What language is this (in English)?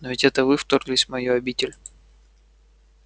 Russian